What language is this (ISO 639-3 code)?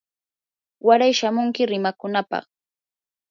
qur